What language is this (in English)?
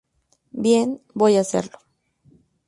Spanish